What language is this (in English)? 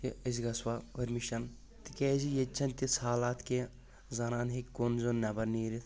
Kashmiri